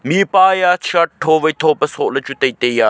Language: Wancho Naga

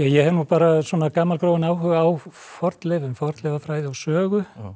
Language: Icelandic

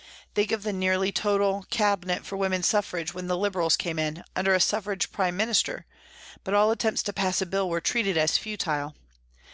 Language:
English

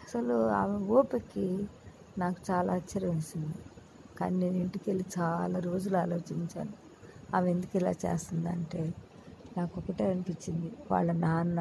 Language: Telugu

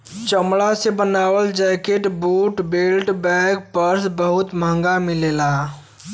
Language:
Bhojpuri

